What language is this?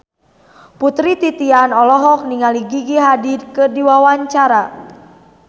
Sundanese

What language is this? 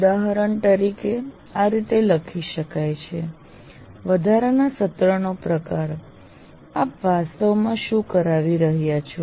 Gujarati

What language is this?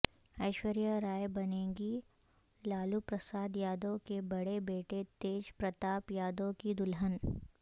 Urdu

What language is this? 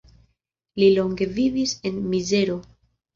Esperanto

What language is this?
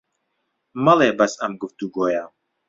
Central Kurdish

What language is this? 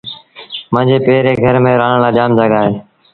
Sindhi Bhil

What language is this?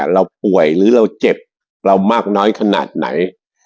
Thai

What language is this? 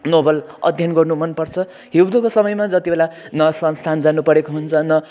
Nepali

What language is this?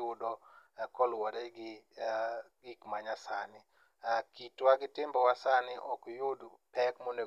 Luo (Kenya and Tanzania)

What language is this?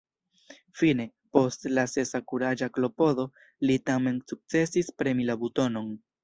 Esperanto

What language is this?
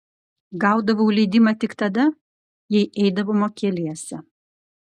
Lithuanian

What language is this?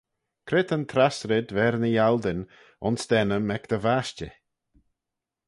Manx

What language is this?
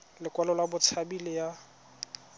Tswana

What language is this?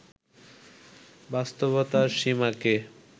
Bangla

